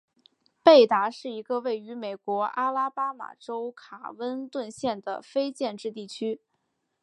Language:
Chinese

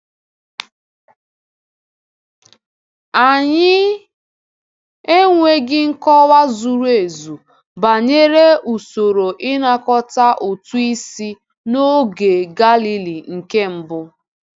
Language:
Igbo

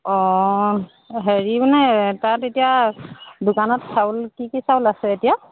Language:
Assamese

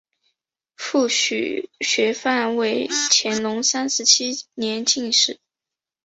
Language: Chinese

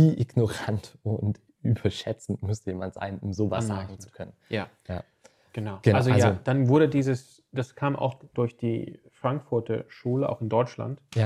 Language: German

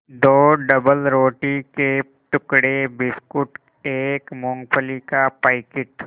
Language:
Hindi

